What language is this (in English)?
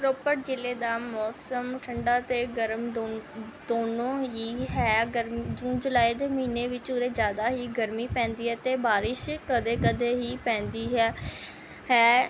Punjabi